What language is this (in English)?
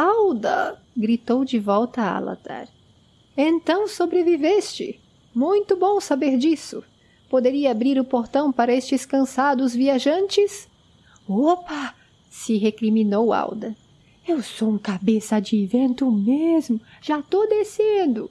Portuguese